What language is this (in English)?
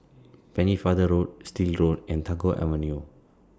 English